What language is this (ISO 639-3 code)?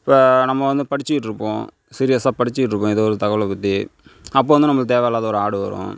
tam